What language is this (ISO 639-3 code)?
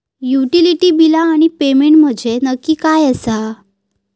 mar